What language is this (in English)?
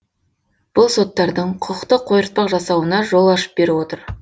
Kazakh